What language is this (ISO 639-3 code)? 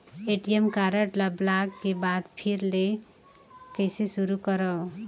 hne